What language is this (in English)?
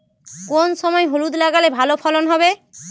Bangla